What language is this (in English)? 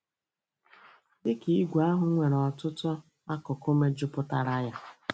Igbo